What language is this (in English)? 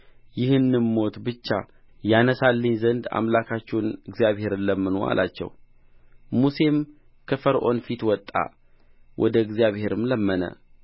Amharic